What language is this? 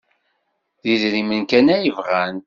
Kabyle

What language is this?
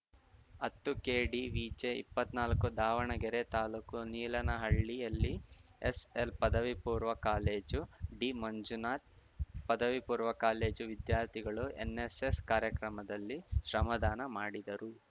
Kannada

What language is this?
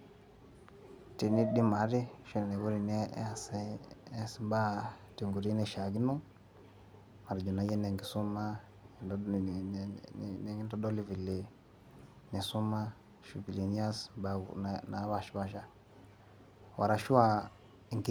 Masai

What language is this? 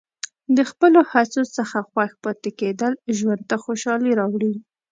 Pashto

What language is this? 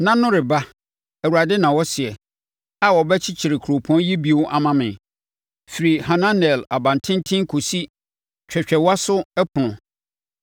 Akan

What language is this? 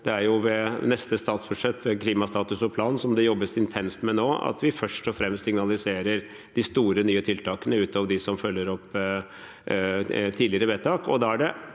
Norwegian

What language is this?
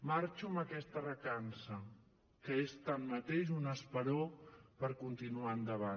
Catalan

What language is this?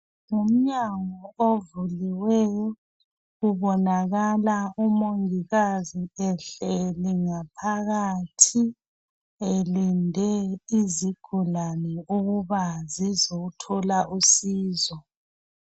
North Ndebele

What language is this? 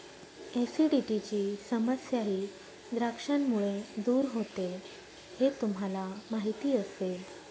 Marathi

